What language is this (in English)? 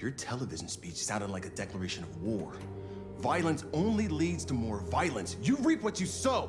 English